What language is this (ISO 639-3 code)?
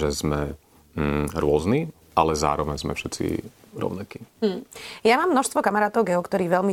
slk